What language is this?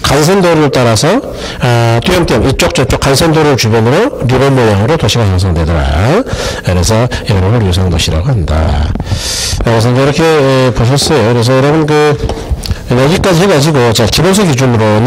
Korean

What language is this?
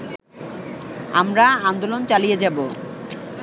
Bangla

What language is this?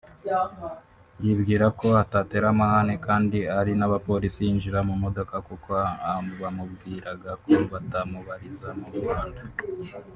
Kinyarwanda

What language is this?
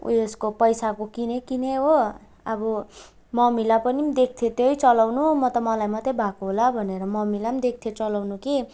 Nepali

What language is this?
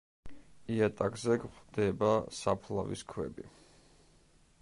Georgian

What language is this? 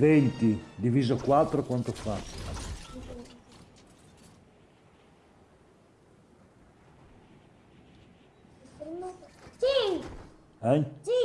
Italian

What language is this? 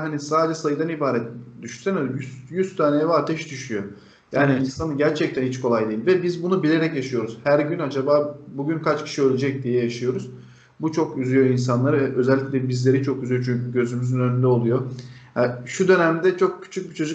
Turkish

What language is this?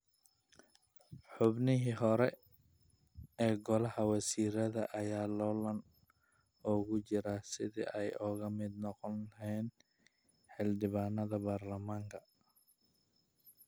Somali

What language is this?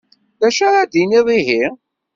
Kabyle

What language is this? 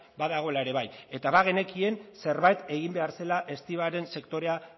Basque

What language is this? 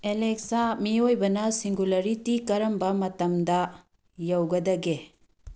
Manipuri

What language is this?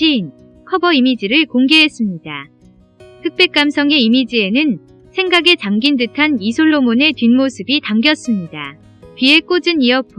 Korean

